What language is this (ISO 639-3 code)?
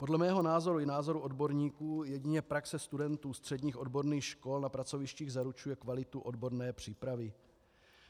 ces